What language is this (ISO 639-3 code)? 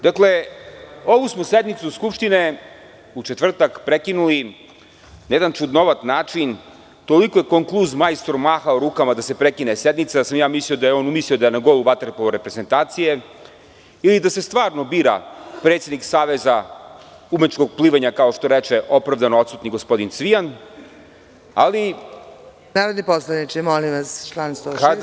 srp